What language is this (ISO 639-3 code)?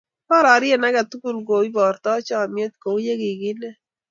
kln